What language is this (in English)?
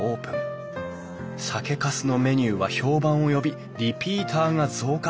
Japanese